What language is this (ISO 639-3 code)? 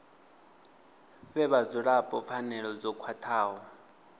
ven